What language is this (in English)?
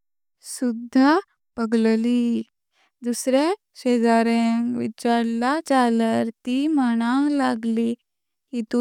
Konkani